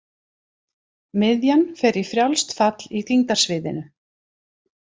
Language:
Icelandic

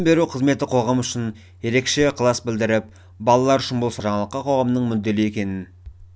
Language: Kazakh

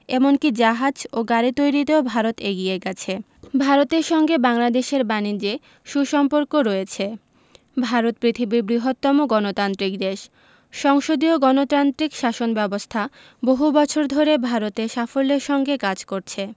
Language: Bangla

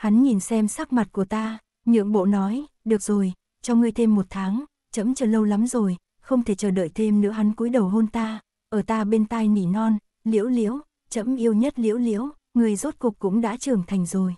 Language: Vietnamese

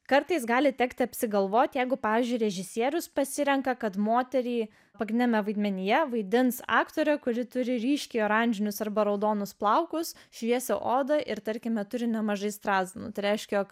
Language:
Lithuanian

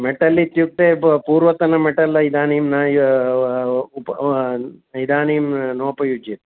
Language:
Sanskrit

